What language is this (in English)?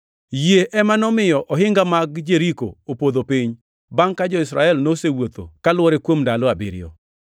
Luo (Kenya and Tanzania)